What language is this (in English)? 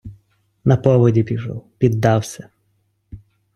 Ukrainian